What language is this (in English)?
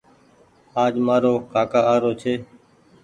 Goaria